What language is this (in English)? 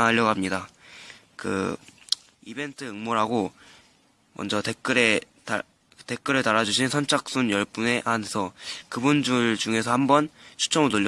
Korean